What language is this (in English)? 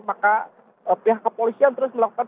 Indonesian